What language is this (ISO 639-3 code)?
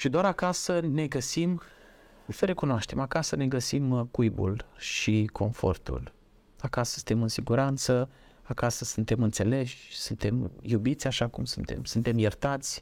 ron